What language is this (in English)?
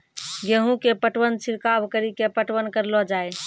Maithili